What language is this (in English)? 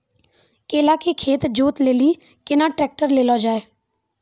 Maithili